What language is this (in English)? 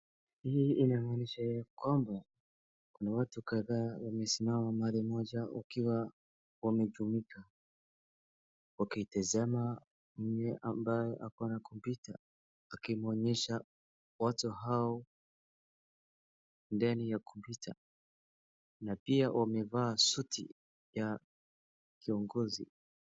Swahili